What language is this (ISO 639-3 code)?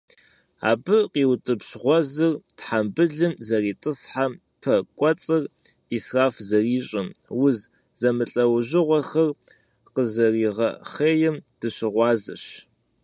kbd